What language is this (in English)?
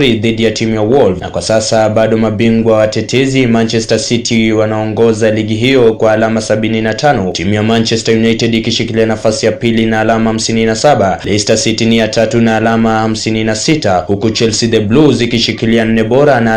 Swahili